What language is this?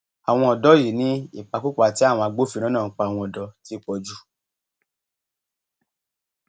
Yoruba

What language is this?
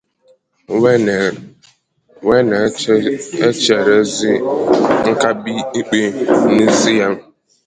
Igbo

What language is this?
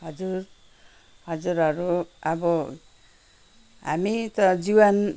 Nepali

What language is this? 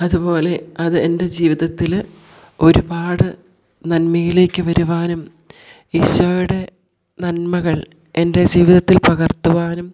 Malayalam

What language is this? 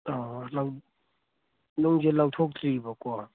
Manipuri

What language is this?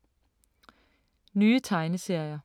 Danish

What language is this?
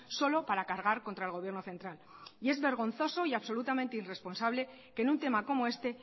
Spanish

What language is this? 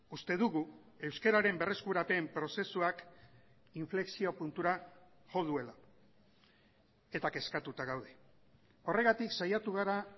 Basque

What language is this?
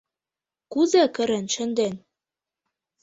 Mari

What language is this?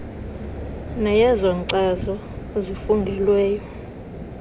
Xhosa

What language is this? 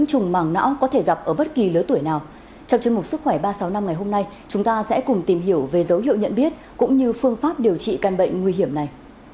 Vietnamese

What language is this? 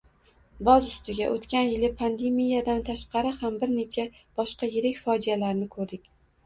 Uzbek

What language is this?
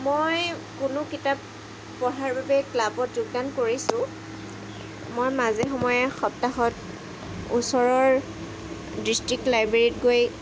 Assamese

